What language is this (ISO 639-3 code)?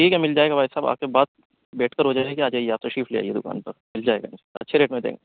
urd